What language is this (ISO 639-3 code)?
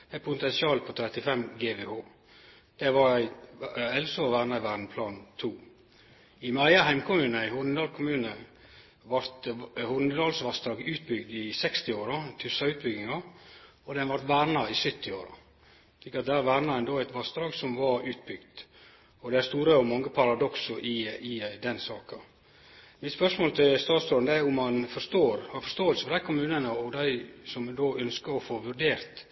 nno